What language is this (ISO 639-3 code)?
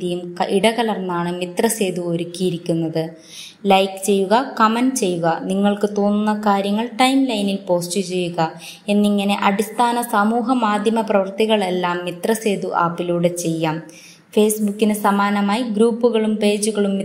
ron